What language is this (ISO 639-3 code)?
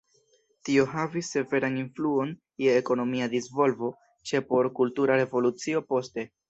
epo